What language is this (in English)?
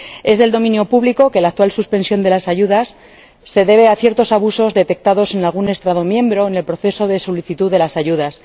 Spanish